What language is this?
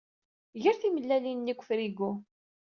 Kabyle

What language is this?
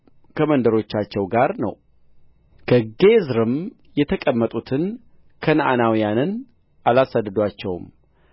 Amharic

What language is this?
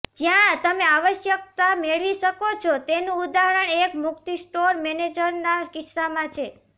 Gujarati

